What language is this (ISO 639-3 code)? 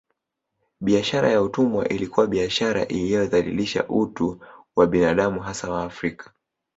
swa